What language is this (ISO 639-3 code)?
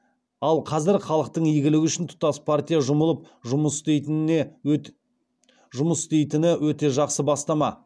kaz